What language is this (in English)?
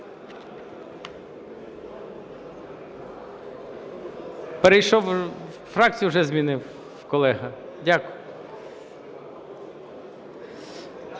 Ukrainian